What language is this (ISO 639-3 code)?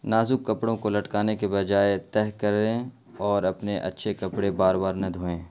urd